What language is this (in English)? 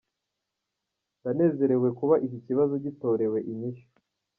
Kinyarwanda